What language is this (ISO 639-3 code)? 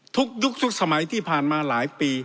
tha